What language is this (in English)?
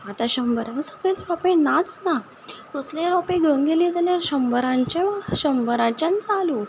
Konkani